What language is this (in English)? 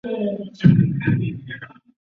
Chinese